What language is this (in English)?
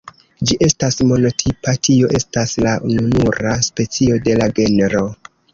Esperanto